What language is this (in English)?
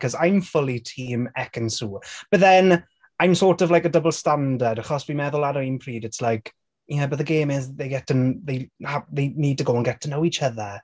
Welsh